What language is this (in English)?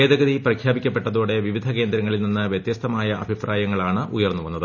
Malayalam